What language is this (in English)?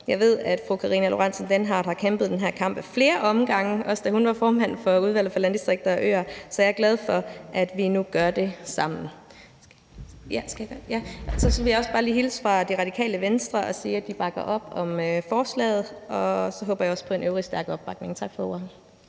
Danish